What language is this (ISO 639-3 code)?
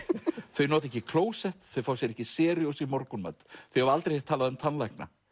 isl